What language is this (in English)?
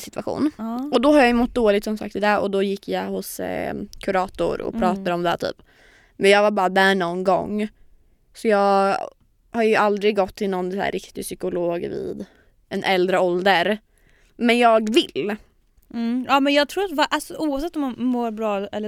Swedish